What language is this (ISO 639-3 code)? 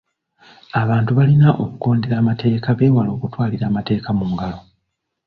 lug